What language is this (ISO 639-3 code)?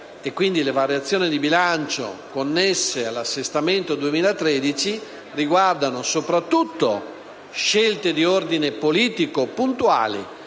ita